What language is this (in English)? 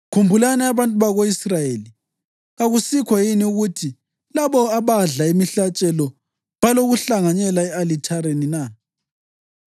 North Ndebele